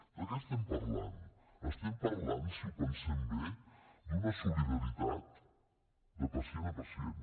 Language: Catalan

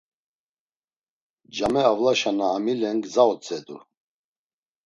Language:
Laz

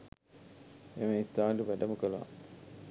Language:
Sinhala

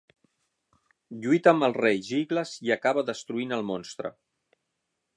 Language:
Catalan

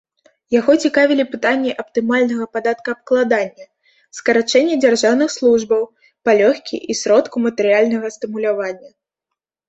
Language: Belarusian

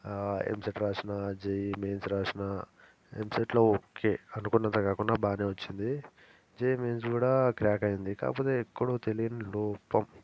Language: Telugu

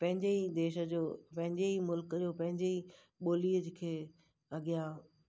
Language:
Sindhi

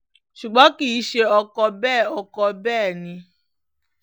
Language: Yoruba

